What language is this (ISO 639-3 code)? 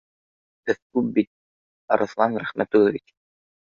bak